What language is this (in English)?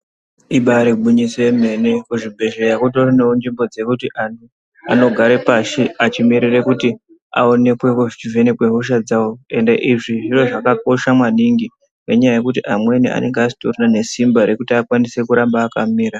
Ndau